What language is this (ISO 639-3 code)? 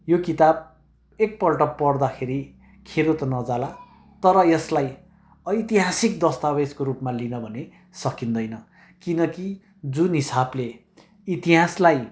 nep